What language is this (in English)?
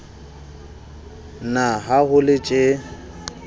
Southern Sotho